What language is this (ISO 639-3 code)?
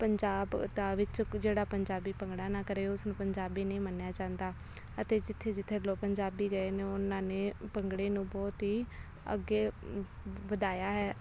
pan